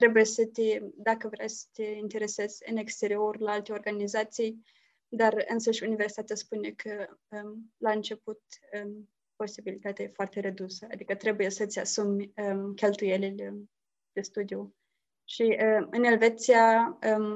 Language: Romanian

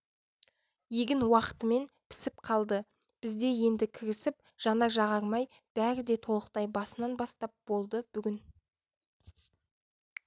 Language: Kazakh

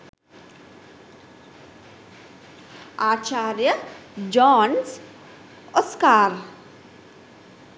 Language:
Sinhala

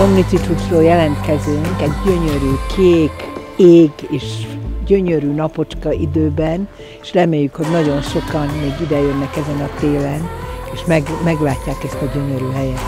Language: Hungarian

